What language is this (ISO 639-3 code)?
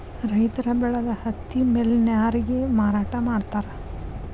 kan